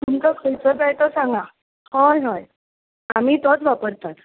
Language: Konkani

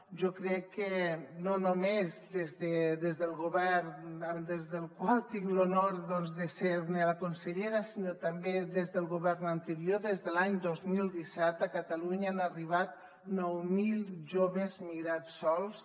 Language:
Catalan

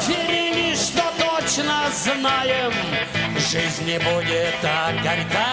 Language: Russian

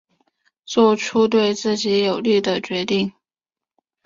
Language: Chinese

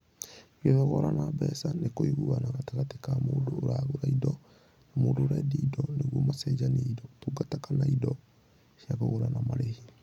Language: Kikuyu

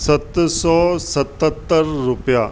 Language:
Sindhi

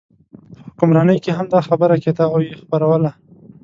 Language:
Pashto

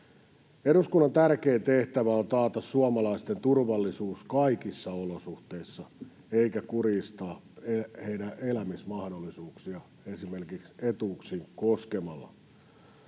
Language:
Finnish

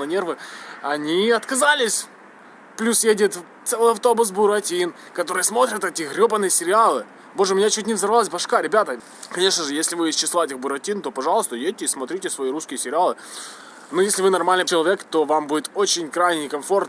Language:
Russian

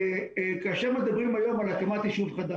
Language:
Hebrew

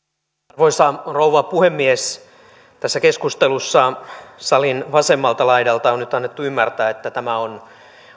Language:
Finnish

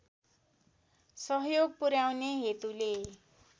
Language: Nepali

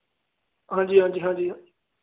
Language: Punjabi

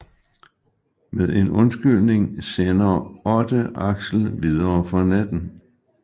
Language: Danish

